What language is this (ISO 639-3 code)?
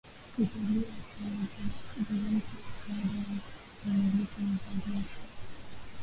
swa